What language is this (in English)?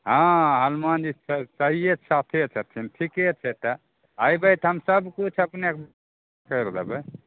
Maithili